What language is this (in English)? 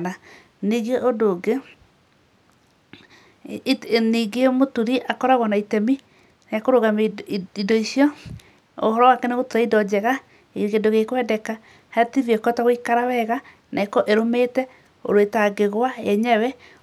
Kikuyu